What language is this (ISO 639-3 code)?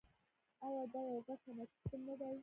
pus